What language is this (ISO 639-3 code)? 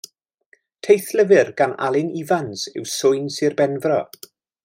cym